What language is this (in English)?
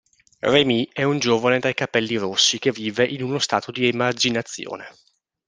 Italian